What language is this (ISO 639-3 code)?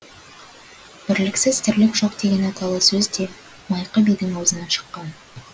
kaz